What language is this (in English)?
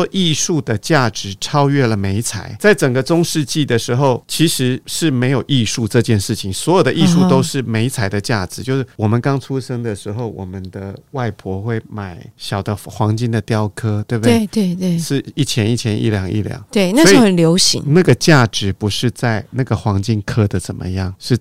Chinese